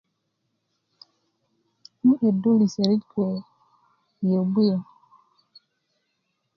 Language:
Kuku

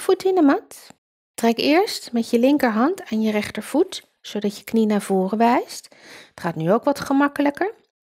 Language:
Dutch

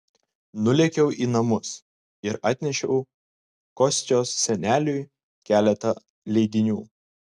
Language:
Lithuanian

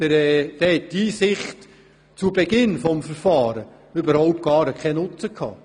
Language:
Swiss German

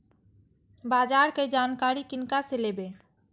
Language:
Maithili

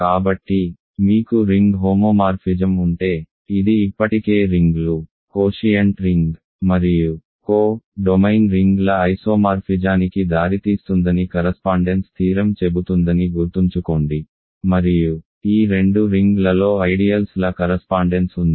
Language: Telugu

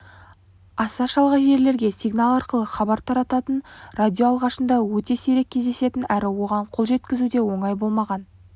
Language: Kazakh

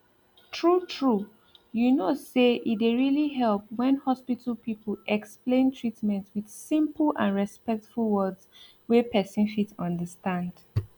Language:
Nigerian Pidgin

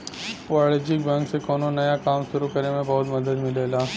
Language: Bhojpuri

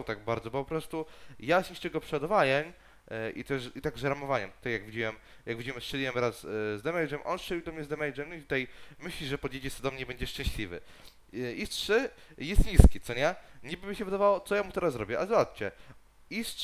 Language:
Polish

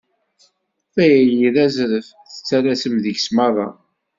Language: Kabyle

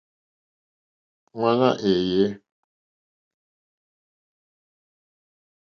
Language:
Mokpwe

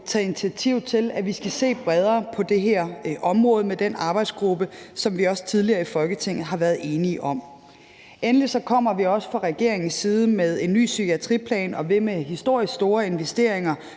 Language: Danish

